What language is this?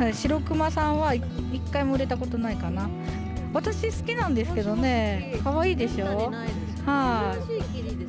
Japanese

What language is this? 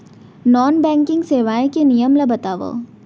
Chhattisgarhi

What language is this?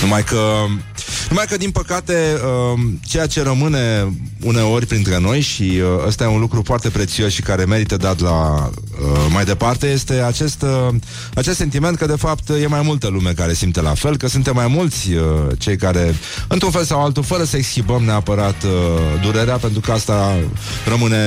Romanian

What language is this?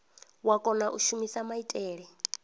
Venda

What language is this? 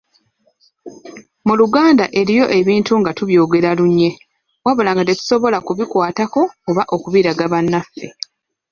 Ganda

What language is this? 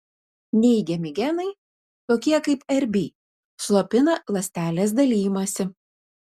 Lithuanian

